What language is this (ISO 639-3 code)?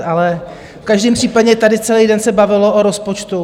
ces